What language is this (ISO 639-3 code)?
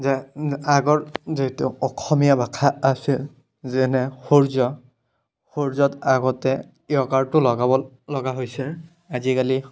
asm